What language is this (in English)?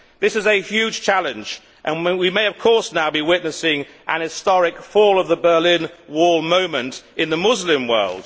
English